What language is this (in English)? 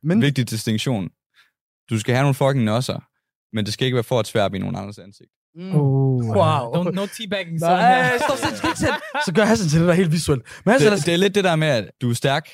Danish